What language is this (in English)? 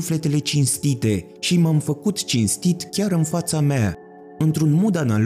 Romanian